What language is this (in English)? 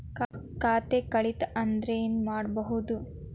Kannada